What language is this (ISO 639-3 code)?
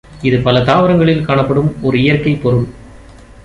tam